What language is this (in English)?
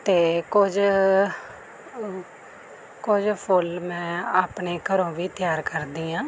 Punjabi